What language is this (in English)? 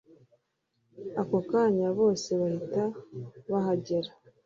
Kinyarwanda